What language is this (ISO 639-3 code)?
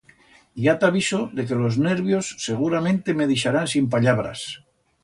arg